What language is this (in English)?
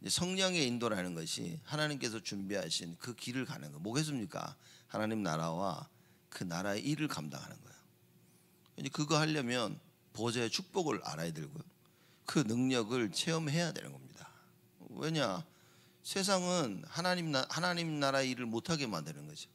Korean